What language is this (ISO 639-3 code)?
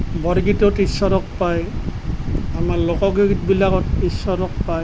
asm